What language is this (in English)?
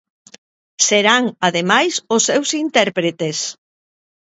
Galician